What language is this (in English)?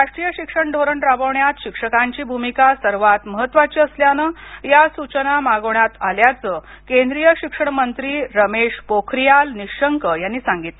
Marathi